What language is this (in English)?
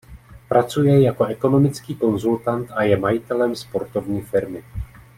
Czech